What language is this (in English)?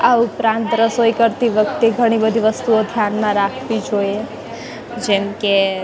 Gujarati